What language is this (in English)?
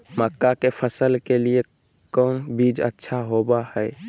Magahi